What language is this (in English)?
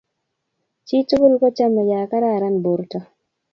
Kalenjin